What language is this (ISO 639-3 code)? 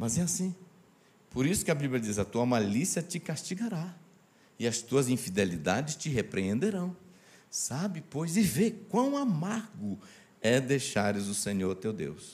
por